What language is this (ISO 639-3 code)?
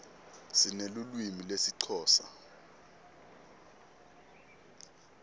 ssw